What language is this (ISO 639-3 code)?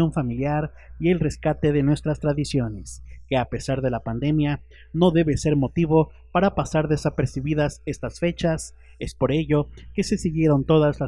spa